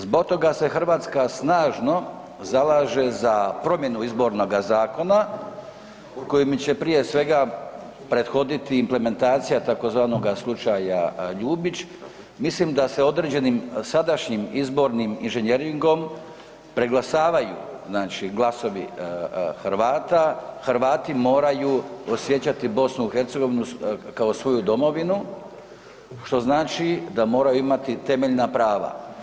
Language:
Croatian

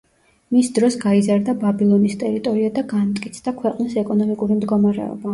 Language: Georgian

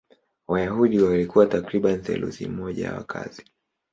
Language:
Swahili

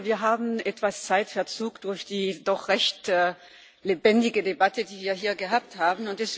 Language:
German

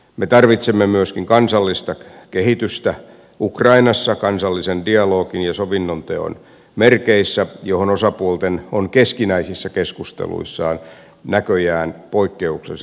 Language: Finnish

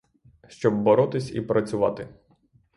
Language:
Ukrainian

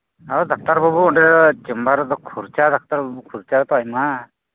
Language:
Santali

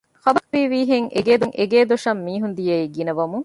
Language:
Divehi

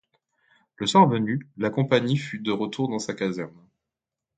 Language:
French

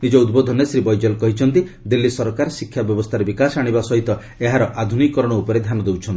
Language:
Odia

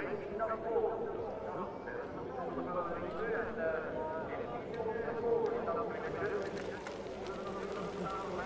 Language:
Dutch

